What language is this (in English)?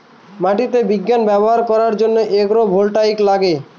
Bangla